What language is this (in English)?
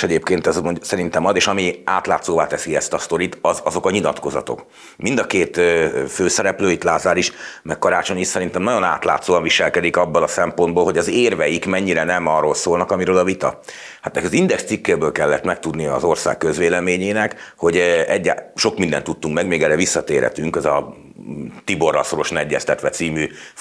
Hungarian